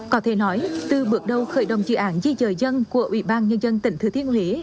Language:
Vietnamese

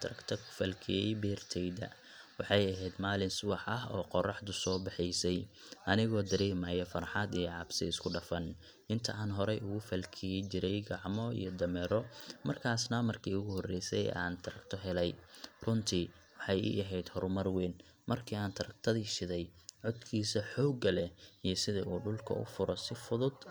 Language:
Somali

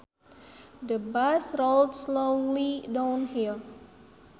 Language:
Sundanese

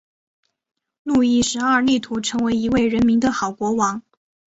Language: Chinese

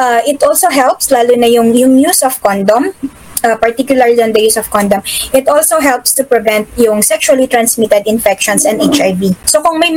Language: Filipino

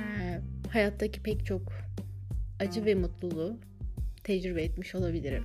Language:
Turkish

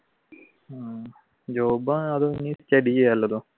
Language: Malayalam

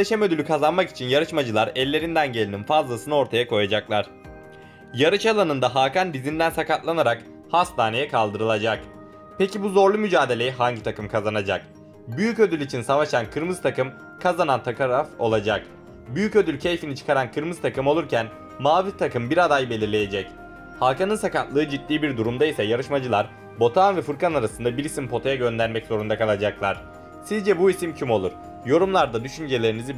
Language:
Turkish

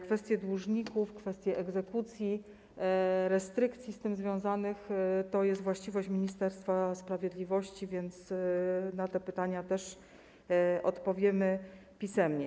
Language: Polish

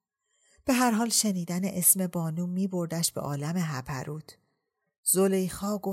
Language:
Persian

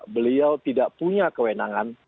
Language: Indonesian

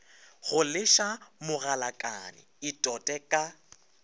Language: Northern Sotho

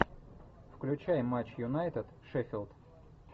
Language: Russian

